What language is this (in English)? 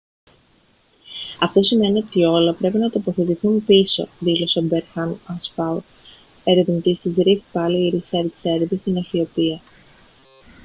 Greek